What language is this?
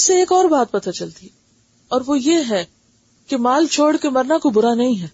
Urdu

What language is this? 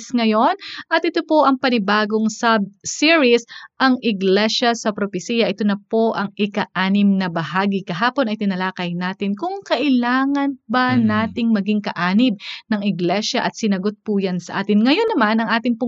Filipino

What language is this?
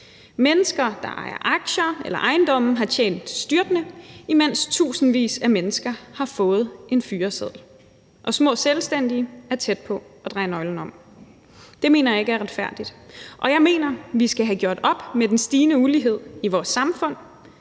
Danish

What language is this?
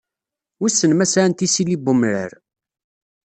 Kabyle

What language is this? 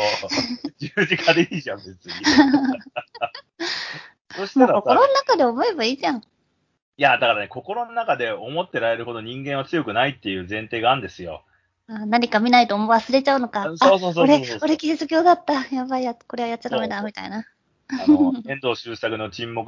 Japanese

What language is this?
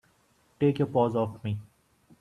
English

